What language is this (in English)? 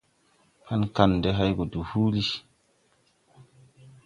Tupuri